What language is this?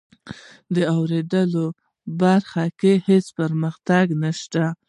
Pashto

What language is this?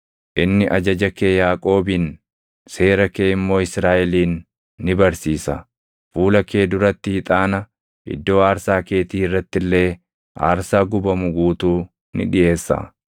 Oromo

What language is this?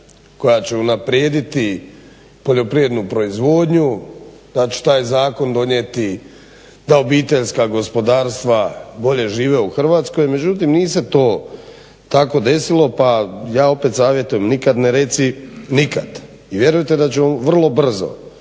Croatian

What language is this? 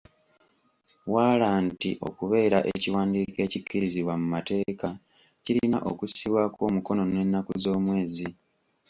Ganda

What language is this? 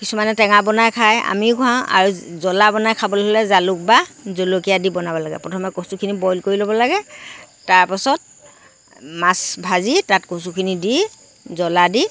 Assamese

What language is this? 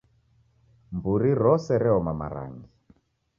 Taita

